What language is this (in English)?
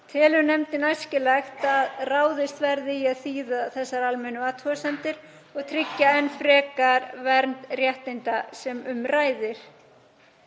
Icelandic